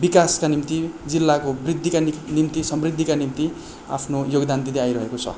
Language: Nepali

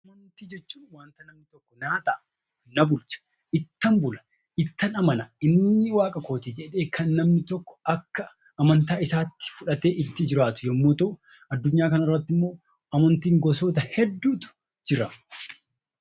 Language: Oromo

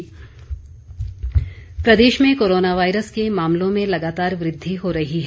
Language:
Hindi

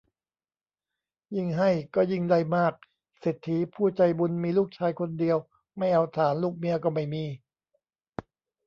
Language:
Thai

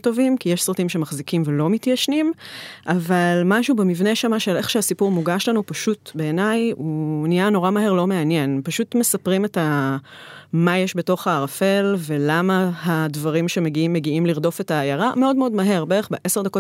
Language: Hebrew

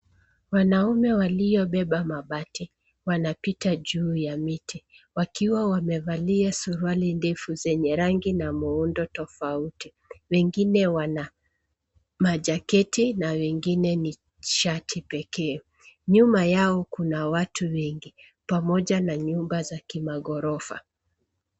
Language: Swahili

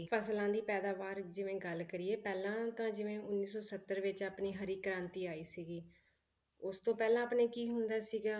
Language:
Punjabi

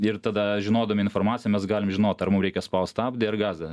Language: Lithuanian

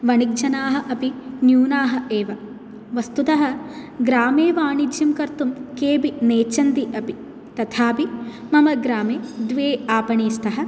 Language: Sanskrit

